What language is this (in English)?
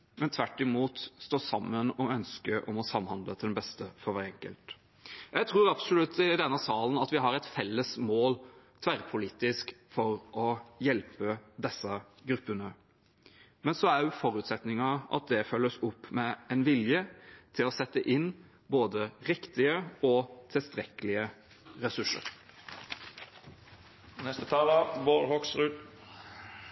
Norwegian Bokmål